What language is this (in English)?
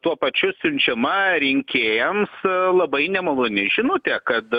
Lithuanian